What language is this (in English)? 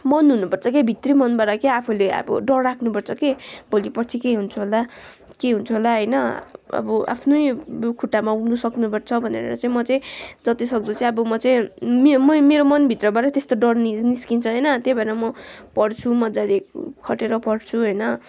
Nepali